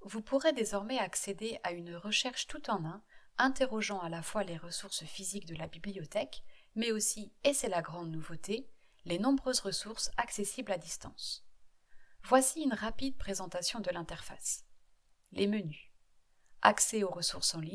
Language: French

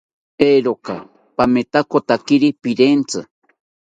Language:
South Ucayali Ashéninka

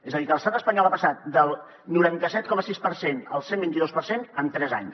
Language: Catalan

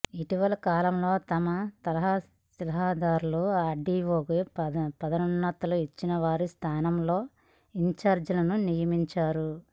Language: Telugu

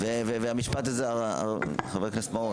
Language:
Hebrew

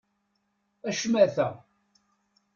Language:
Kabyle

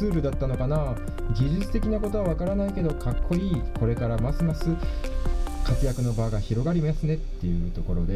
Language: Japanese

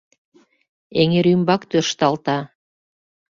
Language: Mari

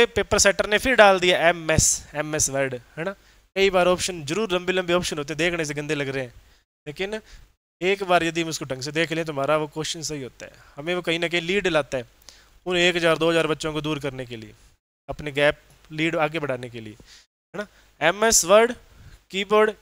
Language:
Hindi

